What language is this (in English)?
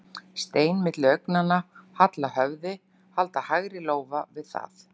Icelandic